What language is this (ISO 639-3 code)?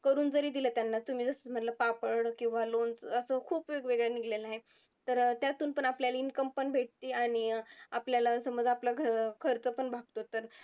mar